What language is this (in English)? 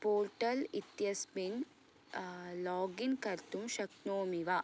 Sanskrit